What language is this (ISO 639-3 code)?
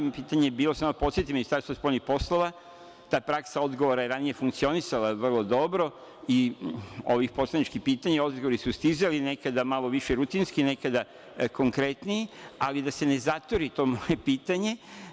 srp